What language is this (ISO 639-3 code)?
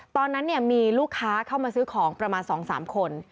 tha